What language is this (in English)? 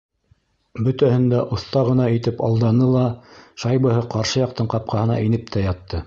Bashkir